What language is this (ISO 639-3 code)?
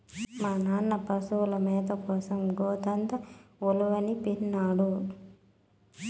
tel